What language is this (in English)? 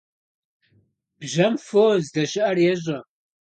Kabardian